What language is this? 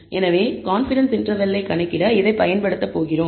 Tamil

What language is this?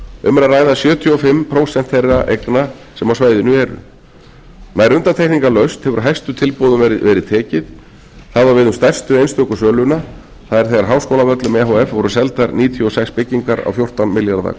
Icelandic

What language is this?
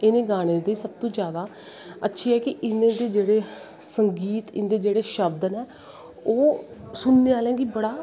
Dogri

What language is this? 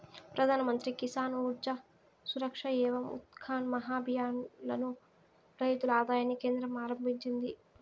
Telugu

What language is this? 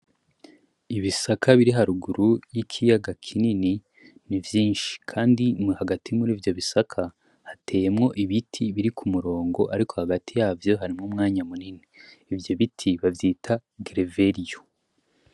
Rundi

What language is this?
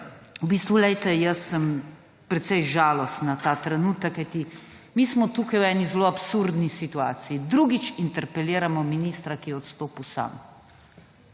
Slovenian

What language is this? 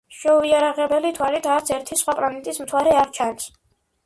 Georgian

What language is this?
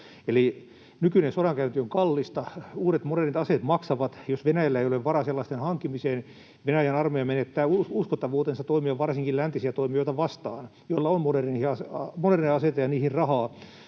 Finnish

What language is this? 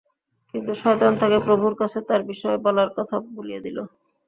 Bangla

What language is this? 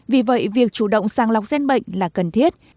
Vietnamese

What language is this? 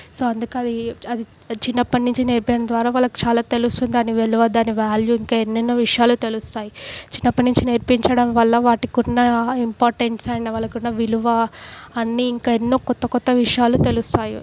Telugu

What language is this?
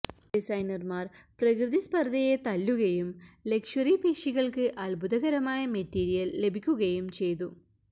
Malayalam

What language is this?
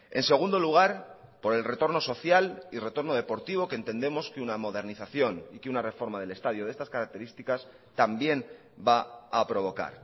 Spanish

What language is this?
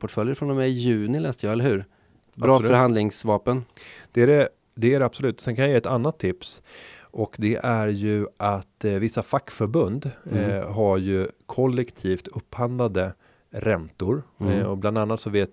Swedish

